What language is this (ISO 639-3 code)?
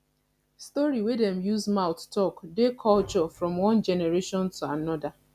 pcm